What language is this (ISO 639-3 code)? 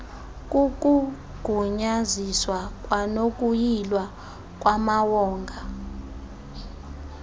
xho